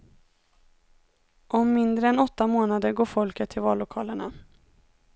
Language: Swedish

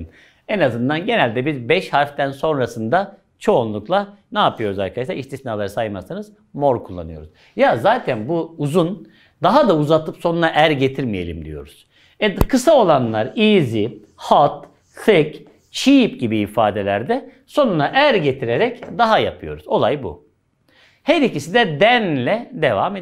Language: Turkish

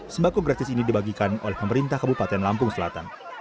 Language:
Indonesian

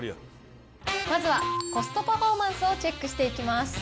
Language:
Japanese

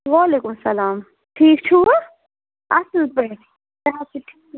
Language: Kashmiri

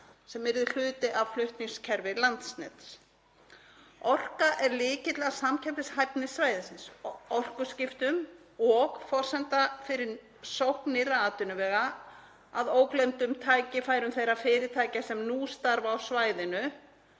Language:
Icelandic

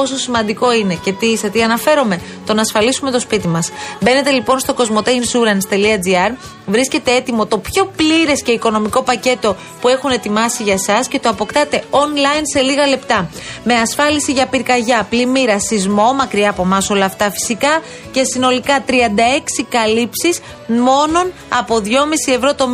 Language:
Greek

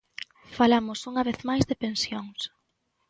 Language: Galician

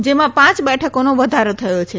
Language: Gujarati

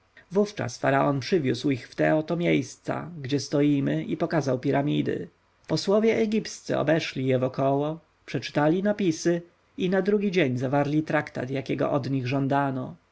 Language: Polish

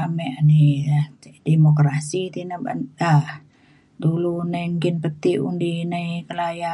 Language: Mainstream Kenyah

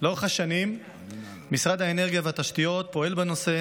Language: Hebrew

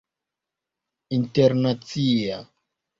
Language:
Esperanto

